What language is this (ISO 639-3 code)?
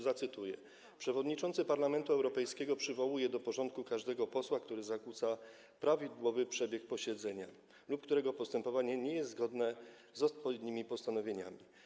pol